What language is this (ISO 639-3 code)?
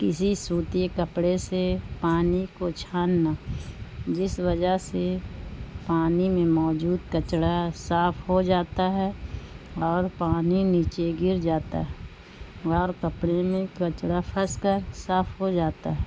urd